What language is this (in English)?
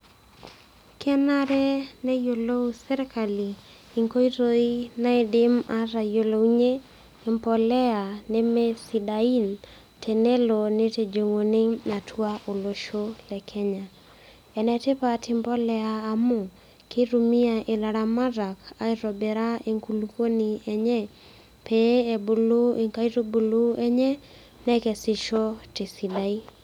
Masai